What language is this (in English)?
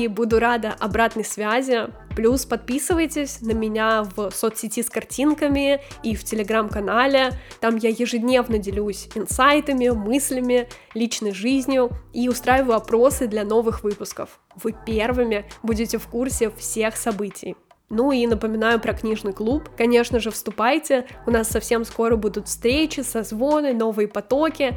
Russian